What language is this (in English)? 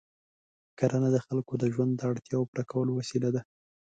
Pashto